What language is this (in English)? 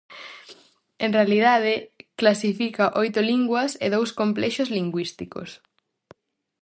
Galician